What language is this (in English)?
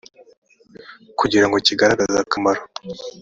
Kinyarwanda